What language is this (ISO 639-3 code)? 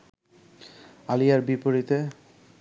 ben